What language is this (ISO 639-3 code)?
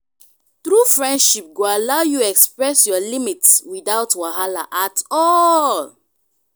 pcm